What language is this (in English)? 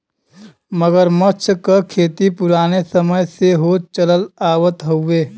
Bhojpuri